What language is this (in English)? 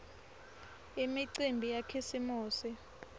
Swati